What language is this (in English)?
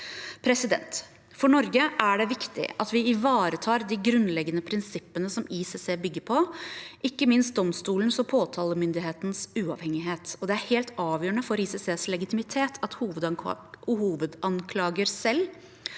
Norwegian